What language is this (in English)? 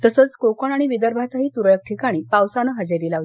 Marathi